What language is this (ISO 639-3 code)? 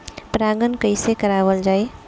bho